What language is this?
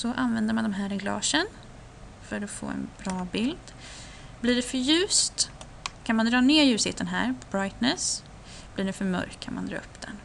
Swedish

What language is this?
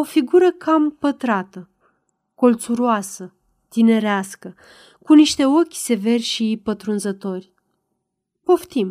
Romanian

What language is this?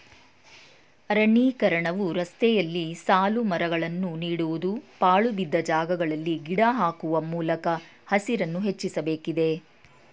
Kannada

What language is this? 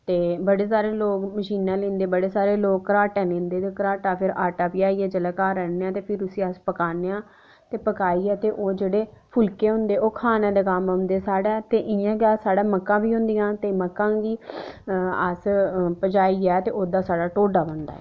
Dogri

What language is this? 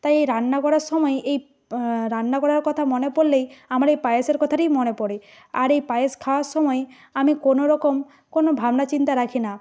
Bangla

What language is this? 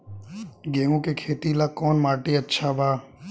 Bhojpuri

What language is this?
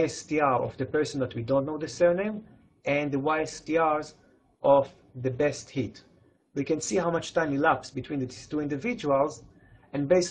English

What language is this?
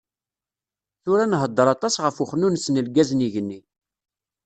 Kabyle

